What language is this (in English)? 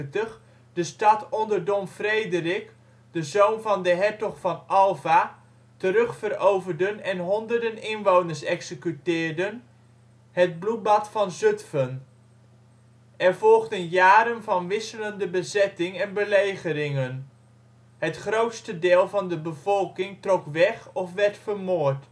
Dutch